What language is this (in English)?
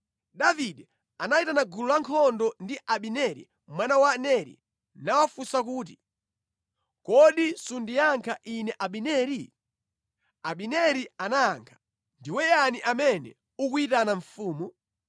Nyanja